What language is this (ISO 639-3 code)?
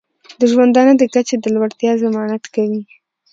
pus